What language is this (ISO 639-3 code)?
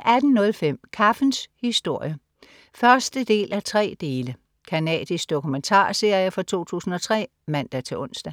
dan